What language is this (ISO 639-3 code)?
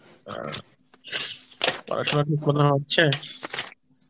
ben